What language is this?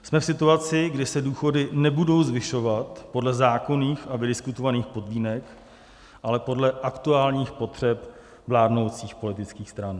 Czech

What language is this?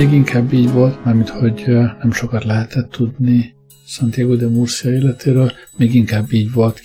Hungarian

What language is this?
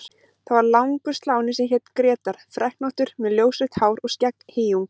Icelandic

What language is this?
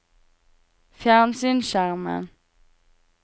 Norwegian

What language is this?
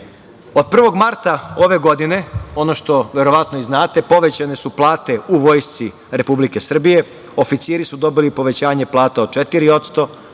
Serbian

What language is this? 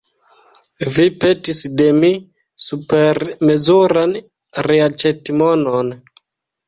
Esperanto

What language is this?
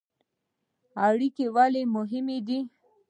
Pashto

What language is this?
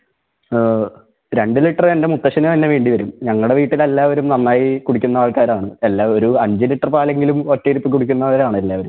Malayalam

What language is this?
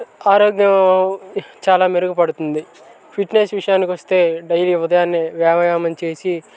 Telugu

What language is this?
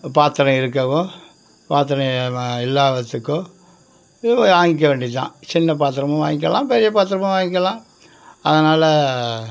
Tamil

